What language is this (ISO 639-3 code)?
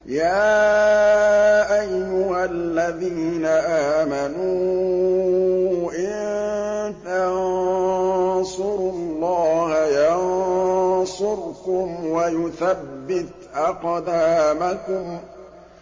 ara